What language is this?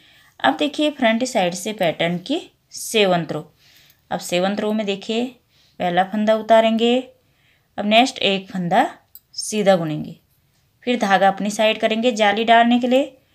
Hindi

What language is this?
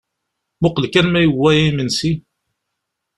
Kabyle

